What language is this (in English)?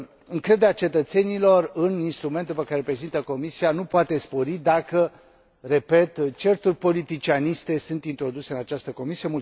Romanian